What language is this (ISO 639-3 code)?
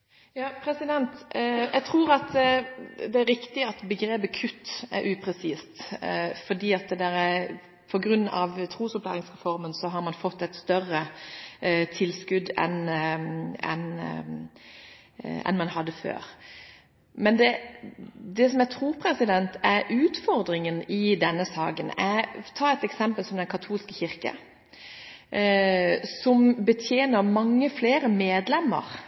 nor